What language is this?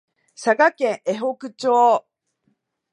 Japanese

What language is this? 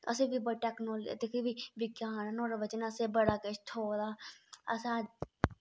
Dogri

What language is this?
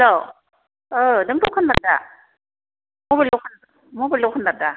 Bodo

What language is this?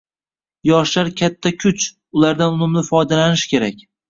Uzbek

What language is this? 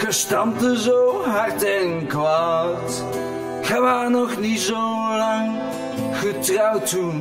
Dutch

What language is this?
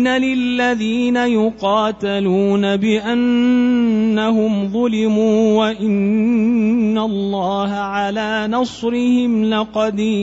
Arabic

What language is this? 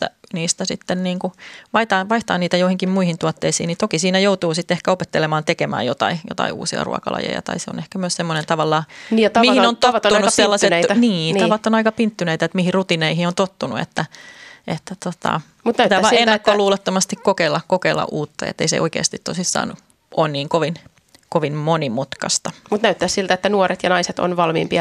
Finnish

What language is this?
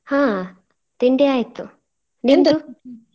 Kannada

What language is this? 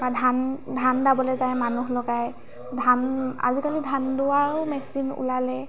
Assamese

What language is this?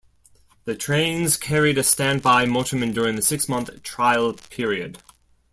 English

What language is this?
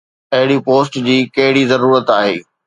Sindhi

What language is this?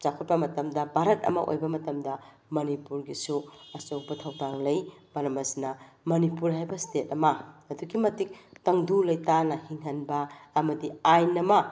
Manipuri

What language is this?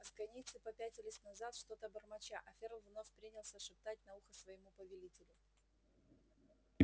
Russian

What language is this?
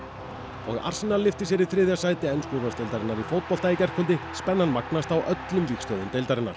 Icelandic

